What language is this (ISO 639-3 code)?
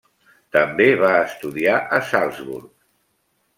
cat